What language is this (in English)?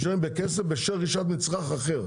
Hebrew